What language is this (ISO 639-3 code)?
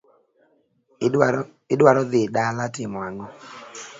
luo